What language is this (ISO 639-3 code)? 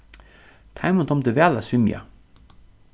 fao